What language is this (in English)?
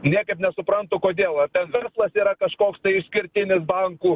Lithuanian